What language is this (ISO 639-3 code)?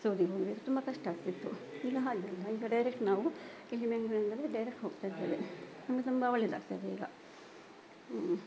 kan